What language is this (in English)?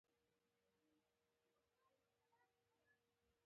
Pashto